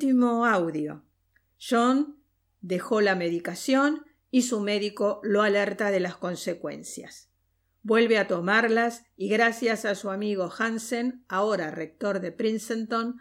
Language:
Spanish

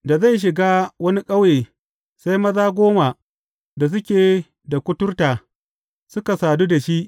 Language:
Hausa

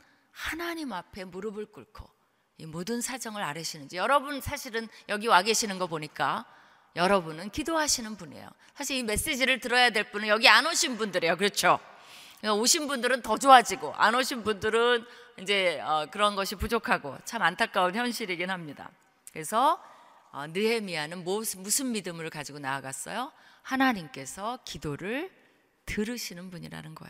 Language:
Korean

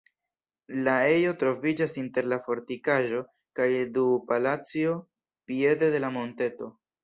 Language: Esperanto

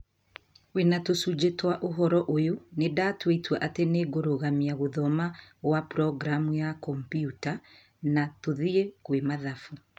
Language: Kikuyu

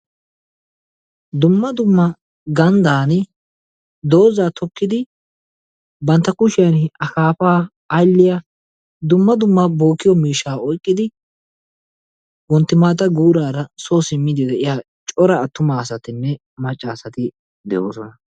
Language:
Wolaytta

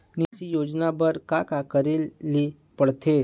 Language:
Chhattisgarhi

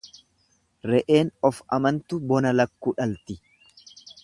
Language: Oromo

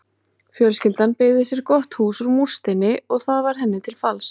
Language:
Icelandic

